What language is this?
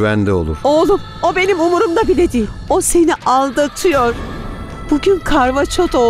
Turkish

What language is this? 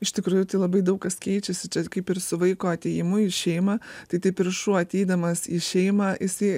Lithuanian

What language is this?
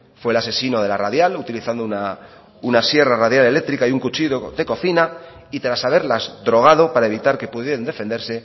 Spanish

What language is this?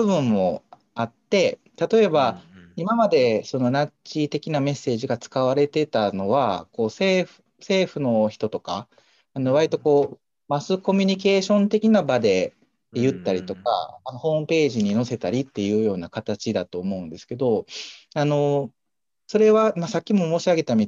Japanese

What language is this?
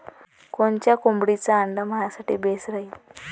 Marathi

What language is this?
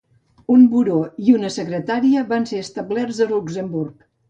Catalan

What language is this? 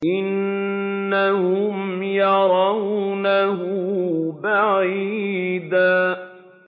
Arabic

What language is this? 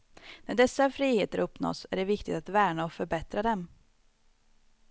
Swedish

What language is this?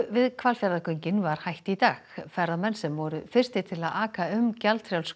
Icelandic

